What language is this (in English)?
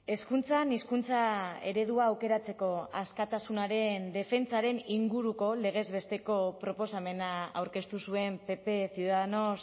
Basque